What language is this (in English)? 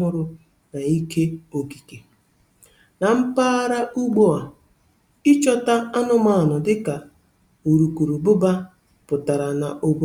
Igbo